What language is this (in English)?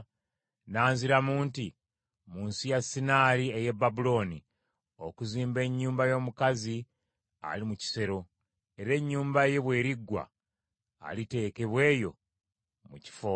Ganda